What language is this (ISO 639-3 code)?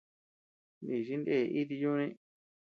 cux